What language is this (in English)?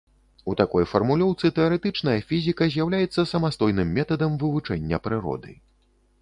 Belarusian